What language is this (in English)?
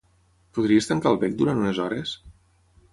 Catalan